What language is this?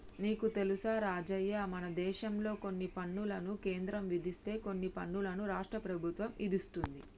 Telugu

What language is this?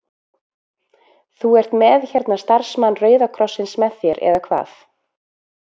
Icelandic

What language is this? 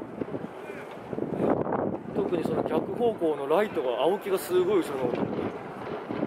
Japanese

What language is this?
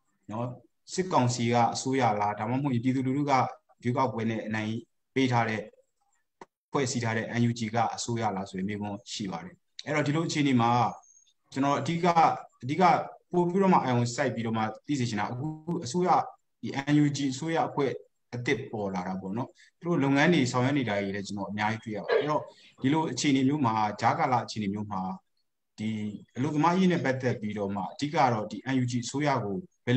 Romanian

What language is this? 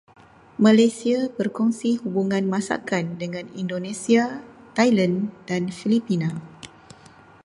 Malay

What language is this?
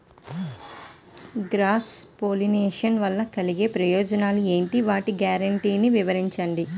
Telugu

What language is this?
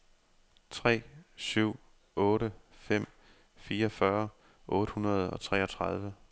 Danish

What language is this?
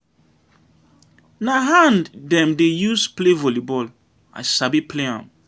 Nigerian Pidgin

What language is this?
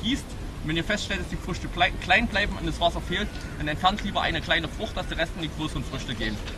German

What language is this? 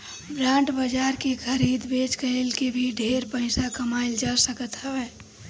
Bhojpuri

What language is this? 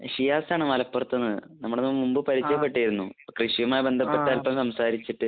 Malayalam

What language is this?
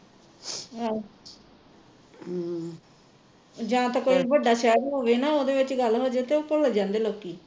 Punjabi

